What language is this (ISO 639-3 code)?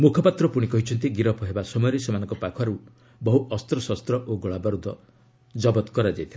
ori